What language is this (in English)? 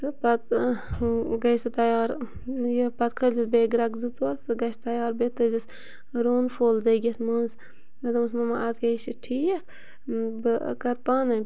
Kashmiri